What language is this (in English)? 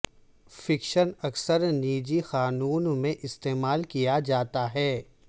Urdu